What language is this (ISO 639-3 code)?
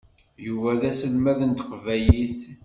kab